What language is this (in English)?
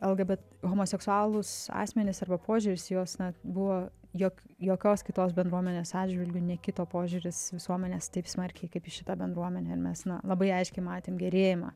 Lithuanian